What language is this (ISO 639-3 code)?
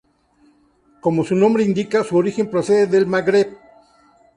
spa